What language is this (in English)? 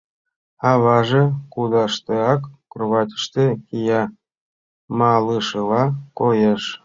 Mari